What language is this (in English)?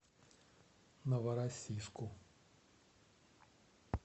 Russian